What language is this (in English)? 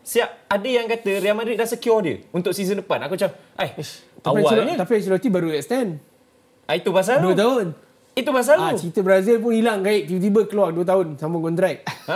Malay